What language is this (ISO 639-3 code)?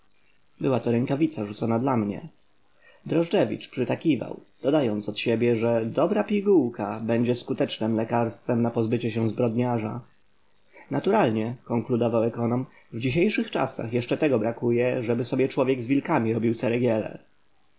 pol